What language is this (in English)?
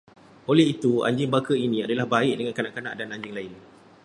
Malay